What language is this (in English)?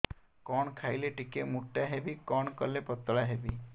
Odia